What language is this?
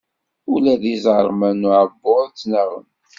Kabyle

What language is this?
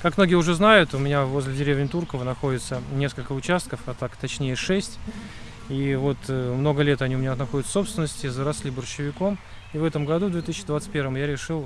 Russian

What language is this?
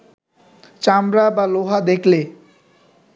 Bangla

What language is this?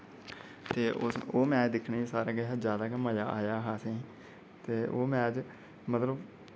Dogri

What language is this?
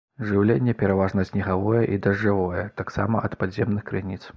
Belarusian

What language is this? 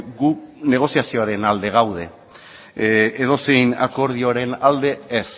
Basque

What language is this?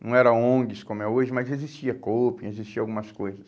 Portuguese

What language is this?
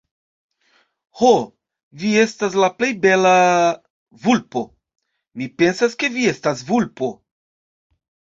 Esperanto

